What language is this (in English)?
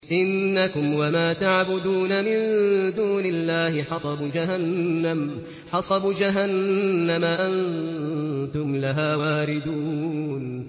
Arabic